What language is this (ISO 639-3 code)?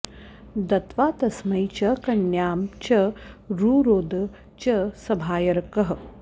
san